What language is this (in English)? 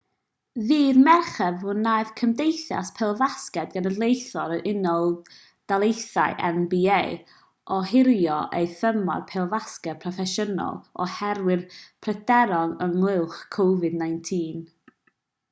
Welsh